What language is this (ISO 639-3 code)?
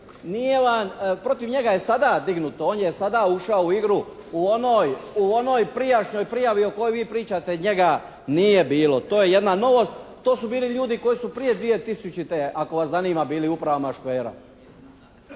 hrv